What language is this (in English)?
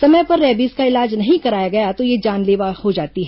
Hindi